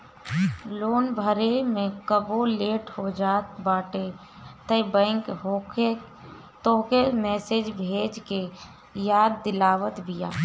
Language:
Bhojpuri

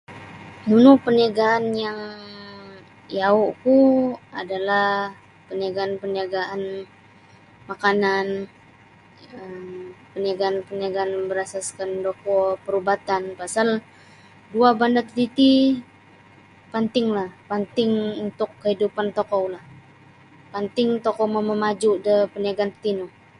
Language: Sabah Bisaya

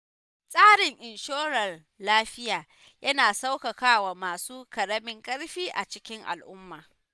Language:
Hausa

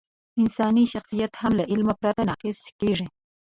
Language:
Pashto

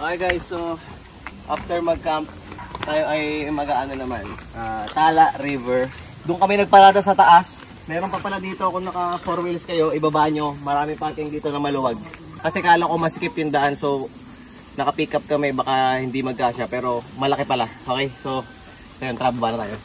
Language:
Filipino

